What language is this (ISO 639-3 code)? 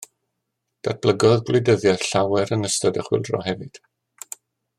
cym